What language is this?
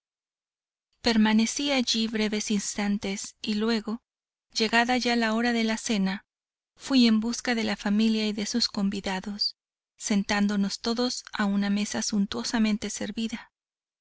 Spanish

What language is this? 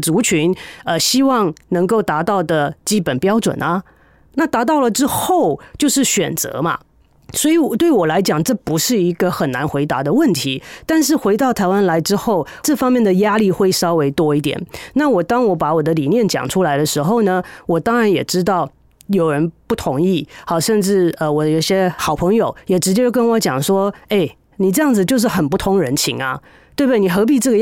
Chinese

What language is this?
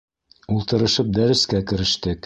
Bashkir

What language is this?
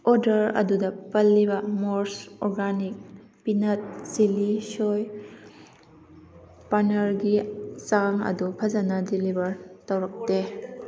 Manipuri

